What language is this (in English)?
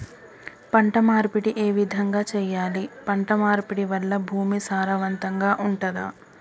Telugu